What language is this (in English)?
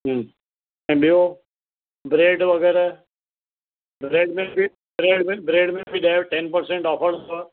Sindhi